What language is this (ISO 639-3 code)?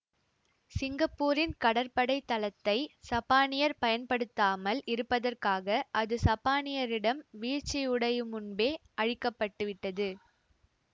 tam